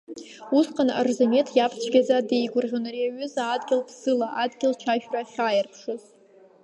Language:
Abkhazian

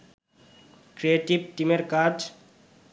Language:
Bangla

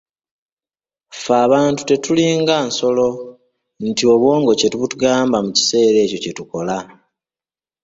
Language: Ganda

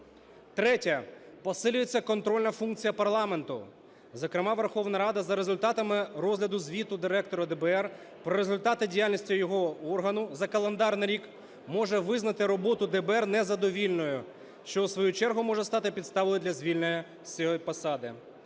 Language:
Ukrainian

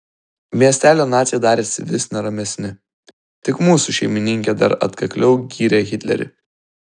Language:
Lithuanian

